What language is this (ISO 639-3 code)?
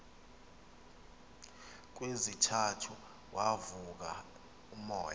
xho